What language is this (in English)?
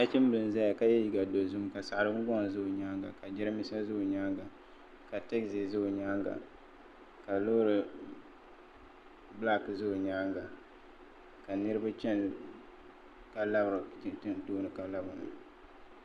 Dagbani